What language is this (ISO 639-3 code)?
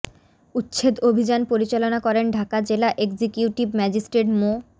ben